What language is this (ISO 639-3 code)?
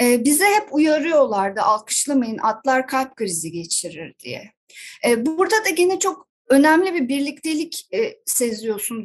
tur